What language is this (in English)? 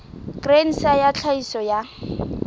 Southern Sotho